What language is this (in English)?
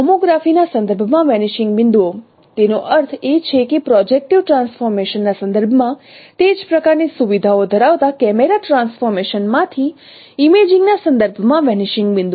Gujarati